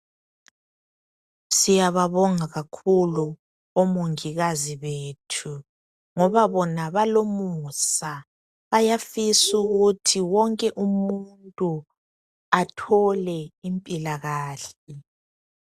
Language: North Ndebele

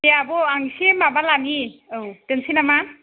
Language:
Bodo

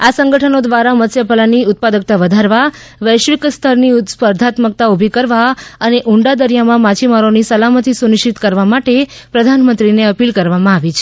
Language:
Gujarati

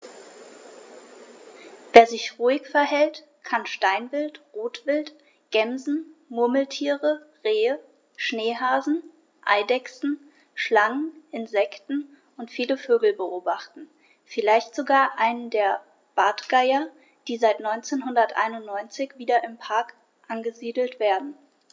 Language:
German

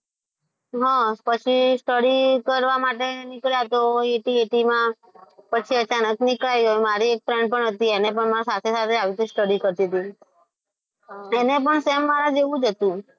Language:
Gujarati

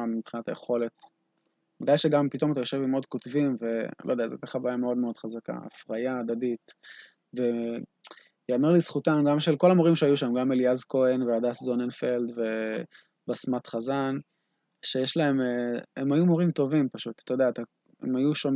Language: Hebrew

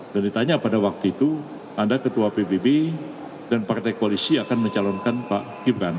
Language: Indonesian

